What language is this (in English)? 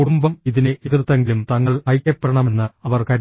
Malayalam